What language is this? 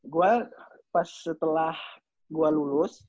Indonesian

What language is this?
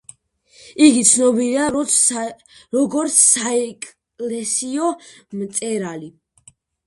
Georgian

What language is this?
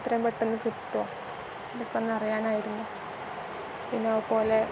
Malayalam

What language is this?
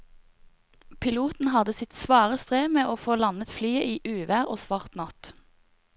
Norwegian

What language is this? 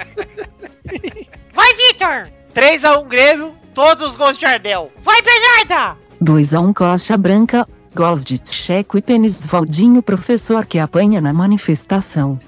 Portuguese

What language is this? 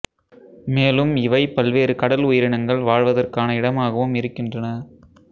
Tamil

